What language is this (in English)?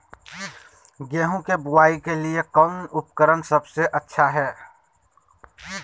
Magahi